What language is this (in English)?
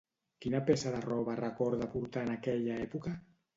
Catalan